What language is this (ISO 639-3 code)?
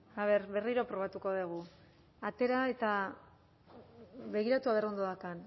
eus